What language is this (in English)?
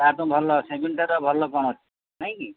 Odia